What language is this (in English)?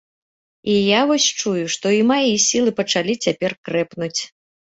Belarusian